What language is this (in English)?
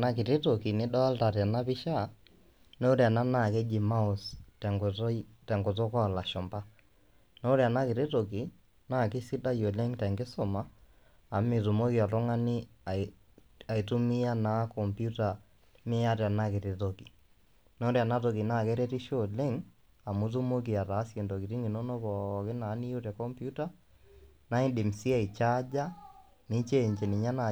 Masai